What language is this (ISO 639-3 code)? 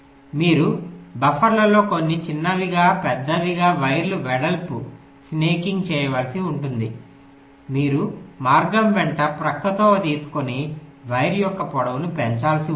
tel